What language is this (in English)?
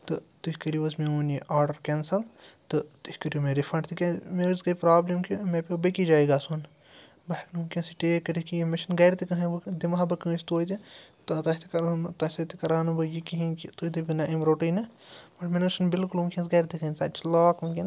Kashmiri